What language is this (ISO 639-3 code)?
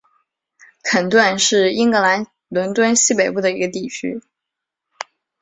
zho